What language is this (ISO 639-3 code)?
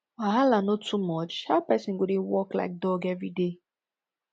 pcm